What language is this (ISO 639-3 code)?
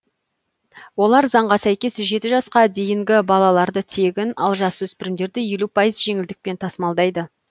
kaz